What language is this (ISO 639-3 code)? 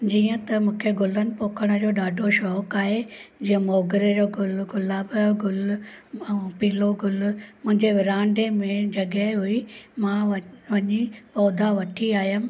snd